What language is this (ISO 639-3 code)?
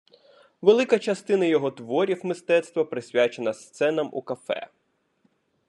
ukr